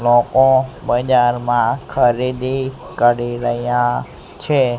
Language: Gujarati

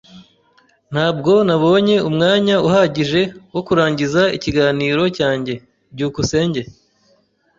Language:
Kinyarwanda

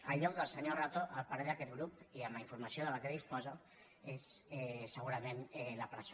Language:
Catalan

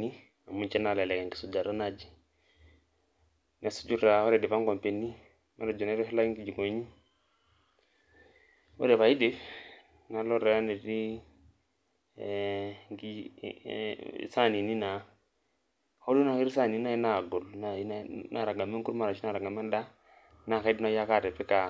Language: Masai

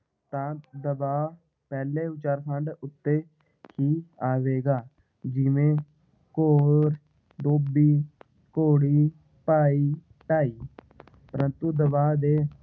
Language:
Punjabi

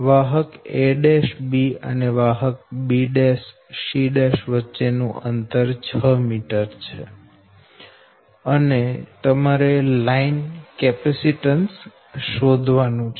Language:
Gujarati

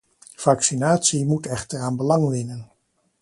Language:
Dutch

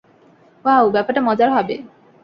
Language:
Bangla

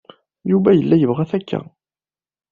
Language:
Kabyle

